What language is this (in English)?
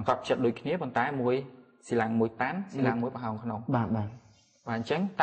Vietnamese